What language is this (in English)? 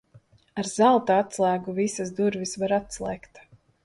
Latvian